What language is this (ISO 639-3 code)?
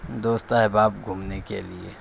urd